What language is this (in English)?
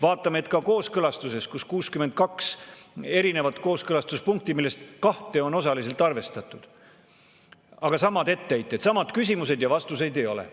Estonian